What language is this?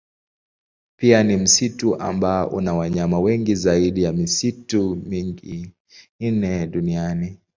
Swahili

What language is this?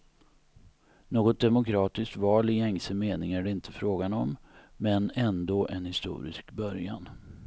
Swedish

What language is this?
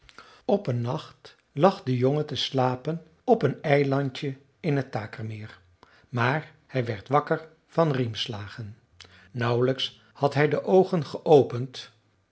Dutch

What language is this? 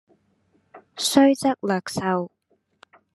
Cantonese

